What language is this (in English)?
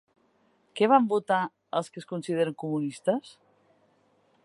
Catalan